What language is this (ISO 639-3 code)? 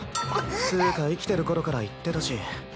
jpn